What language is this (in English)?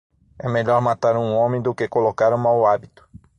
Portuguese